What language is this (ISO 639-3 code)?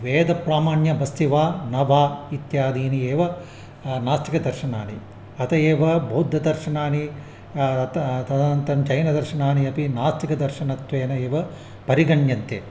san